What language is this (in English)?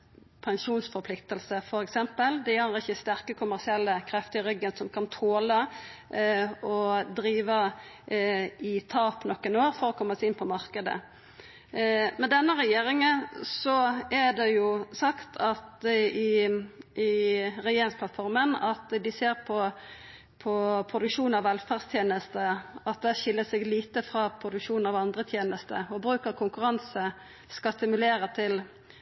Norwegian Nynorsk